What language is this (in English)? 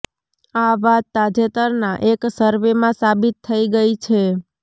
Gujarati